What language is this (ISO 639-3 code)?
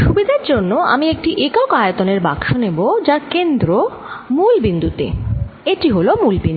ben